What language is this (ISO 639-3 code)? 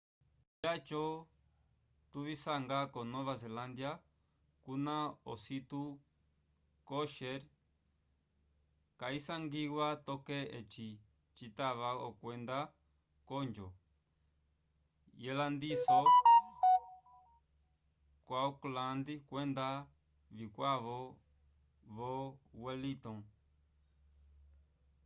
umb